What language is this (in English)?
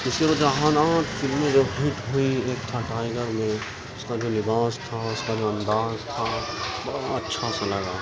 Urdu